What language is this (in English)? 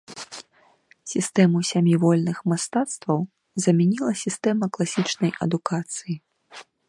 Belarusian